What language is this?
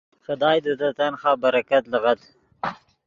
Yidgha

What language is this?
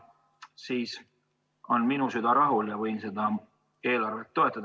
Estonian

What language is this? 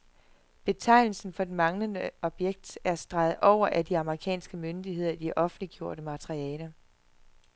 Danish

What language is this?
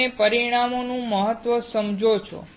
Gujarati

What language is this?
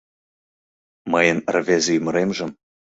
Mari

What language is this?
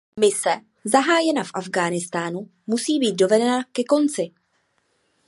Czech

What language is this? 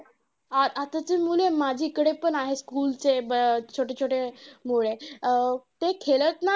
Marathi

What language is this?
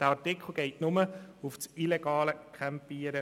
Swiss German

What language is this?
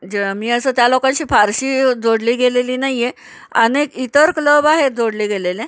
Marathi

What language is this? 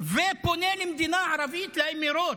Hebrew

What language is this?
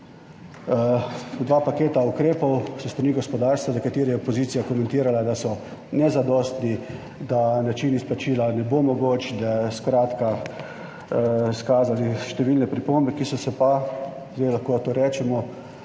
Slovenian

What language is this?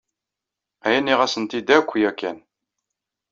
Kabyle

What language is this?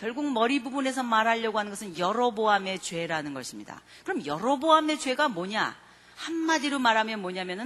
Korean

